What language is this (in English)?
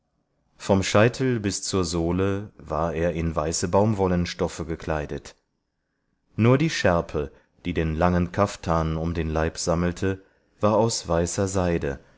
German